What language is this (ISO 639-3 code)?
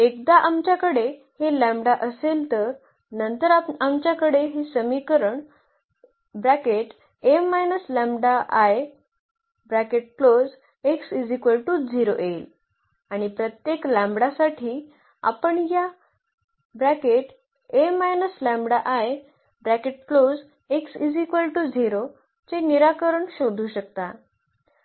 mar